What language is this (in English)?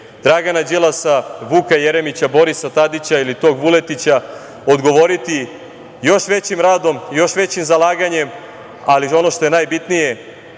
Serbian